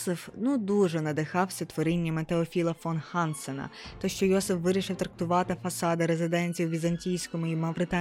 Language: Ukrainian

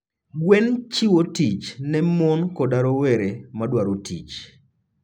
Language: Luo (Kenya and Tanzania)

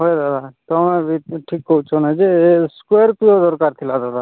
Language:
Odia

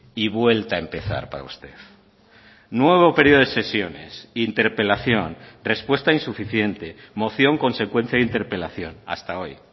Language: Spanish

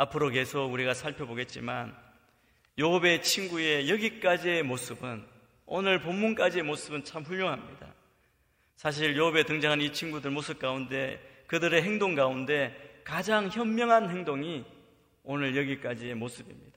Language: Korean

